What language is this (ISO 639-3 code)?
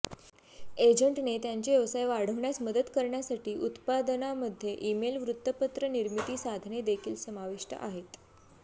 mar